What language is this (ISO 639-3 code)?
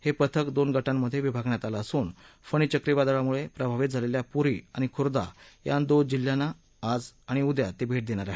mar